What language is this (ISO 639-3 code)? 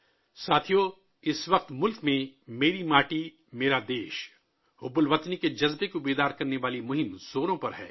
urd